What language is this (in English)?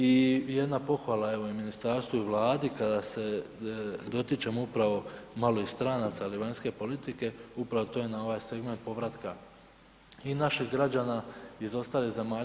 Croatian